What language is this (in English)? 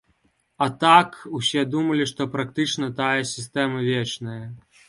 Belarusian